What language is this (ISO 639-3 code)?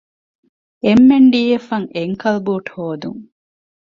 div